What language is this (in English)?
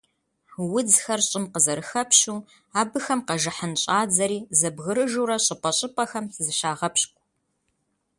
Kabardian